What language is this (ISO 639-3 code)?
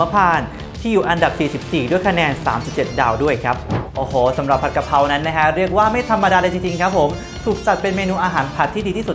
tha